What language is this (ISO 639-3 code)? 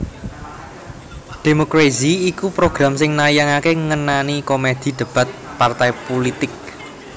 jav